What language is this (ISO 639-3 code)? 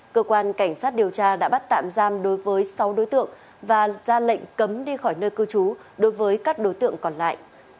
vie